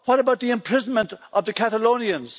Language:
English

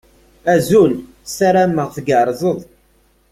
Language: Kabyle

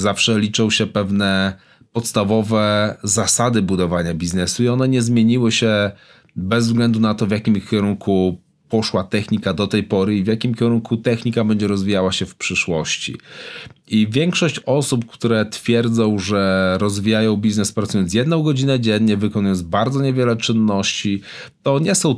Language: Polish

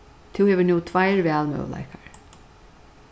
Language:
Faroese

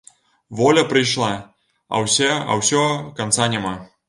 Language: Belarusian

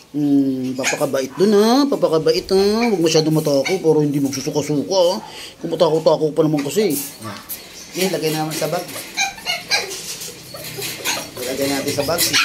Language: Filipino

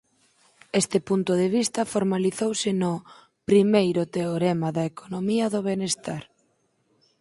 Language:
Galician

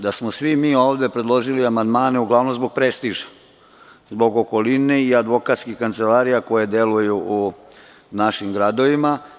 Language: Serbian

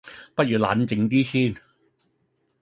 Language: Cantonese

